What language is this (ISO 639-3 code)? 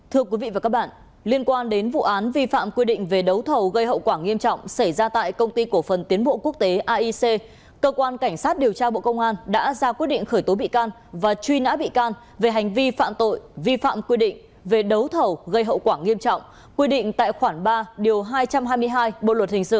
vie